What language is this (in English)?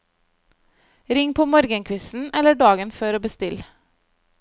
Norwegian